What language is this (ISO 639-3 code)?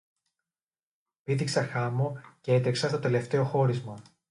ell